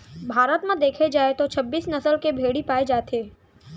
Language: Chhattisgarhi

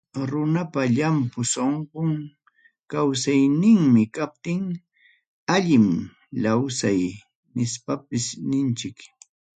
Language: Ayacucho Quechua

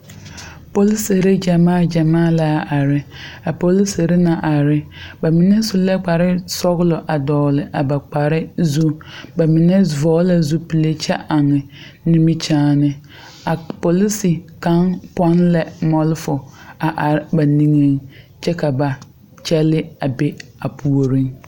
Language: Southern Dagaare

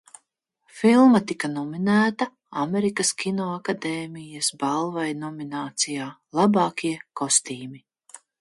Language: Latvian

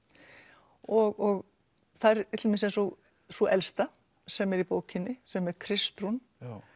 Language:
Icelandic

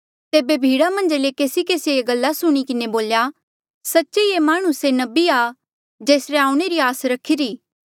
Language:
Mandeali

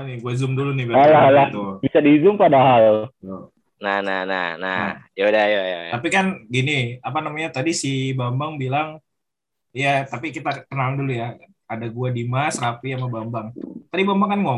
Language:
Indonesian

